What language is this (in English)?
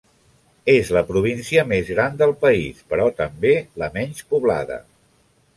Catalan